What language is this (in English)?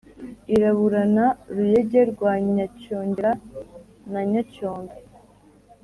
Kinyarwanda